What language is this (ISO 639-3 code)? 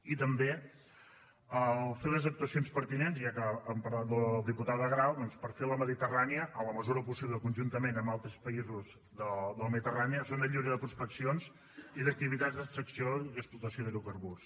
cat